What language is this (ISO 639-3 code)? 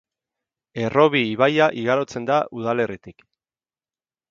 eus